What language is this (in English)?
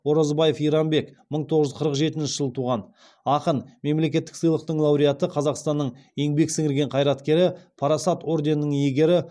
Kazakh